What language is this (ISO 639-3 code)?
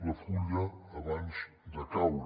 cat